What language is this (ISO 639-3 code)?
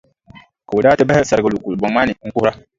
dag